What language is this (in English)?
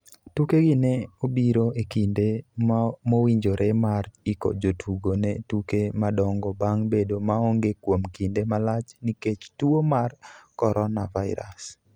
Luo (Kenya and Tanzania)